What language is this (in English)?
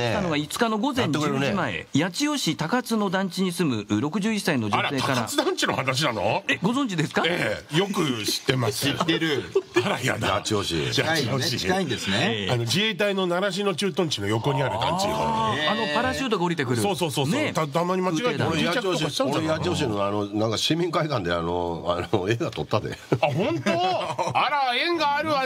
Japanese